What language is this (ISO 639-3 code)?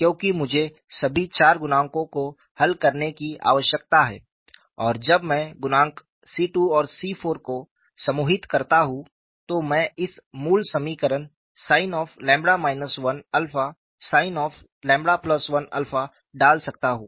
hin